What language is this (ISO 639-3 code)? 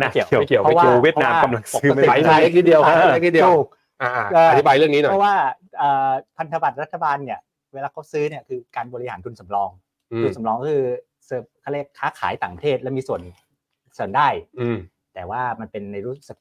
tha